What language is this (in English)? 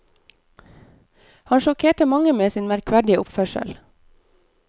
Norwegian